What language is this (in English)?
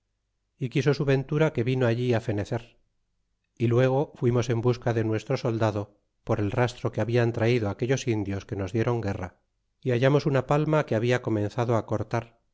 Spanish